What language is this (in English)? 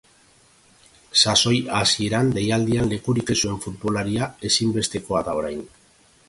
Basque